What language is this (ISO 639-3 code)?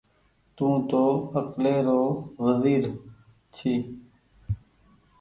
gig